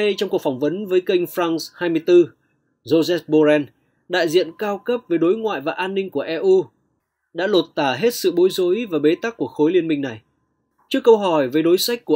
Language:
Vietnamese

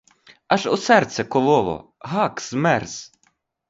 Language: Ukrainian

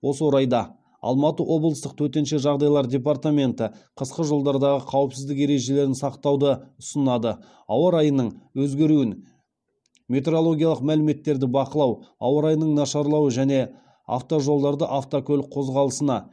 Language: Kazakh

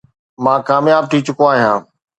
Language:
Sindhi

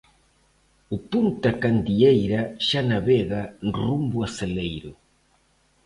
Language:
Galician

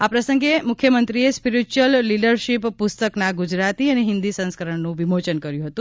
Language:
Gujarati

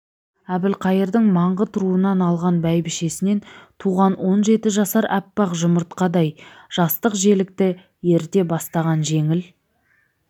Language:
Kazakh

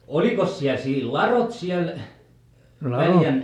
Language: Finnish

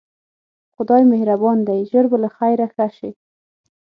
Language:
Pashto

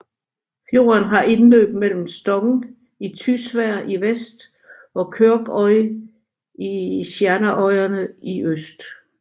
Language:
Danish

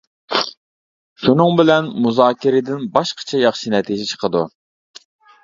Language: Uyghur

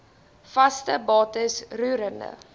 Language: Afrikaans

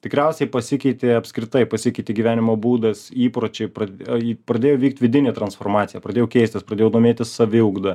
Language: Lithuanian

